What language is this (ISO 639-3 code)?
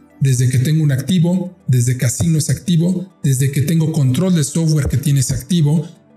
spa